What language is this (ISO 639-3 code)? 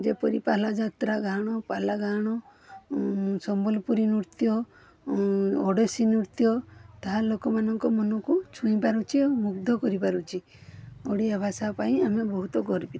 ori